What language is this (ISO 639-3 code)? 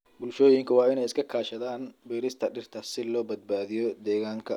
som